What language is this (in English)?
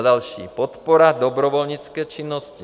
Czech